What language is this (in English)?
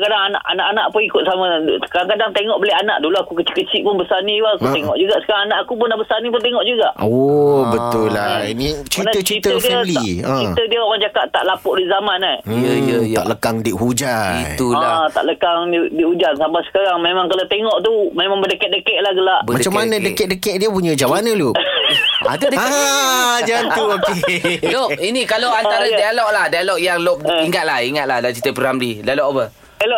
Malay